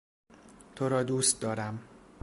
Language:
Persian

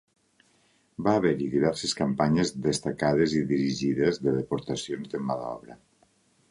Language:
Catalan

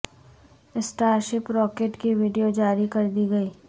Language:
Urdu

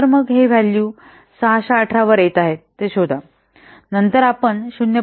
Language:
Marathi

